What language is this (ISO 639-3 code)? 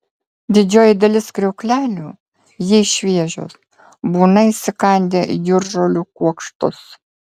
lit